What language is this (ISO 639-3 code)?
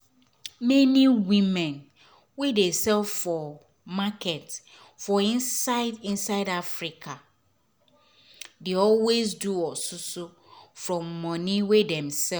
pcm